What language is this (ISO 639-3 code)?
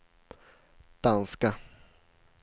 swe